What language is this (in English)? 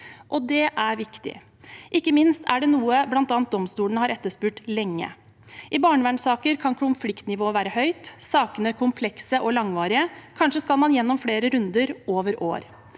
Norwegian